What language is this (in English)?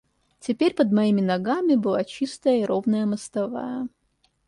Russian